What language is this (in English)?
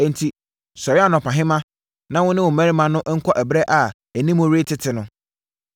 Akan